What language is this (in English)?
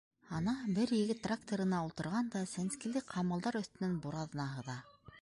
Bashkir